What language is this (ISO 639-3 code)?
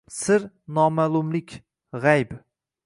uzb